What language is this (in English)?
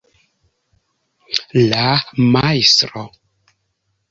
Esperanto